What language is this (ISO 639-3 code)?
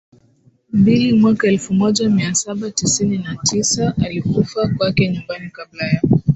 swa